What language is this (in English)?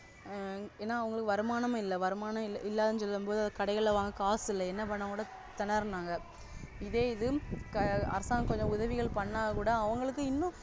Tamil